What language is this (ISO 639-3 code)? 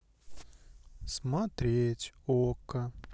rus